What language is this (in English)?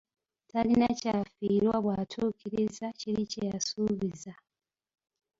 Ganda